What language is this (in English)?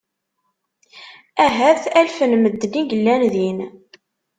Kabyle